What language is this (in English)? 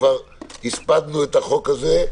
Hebrew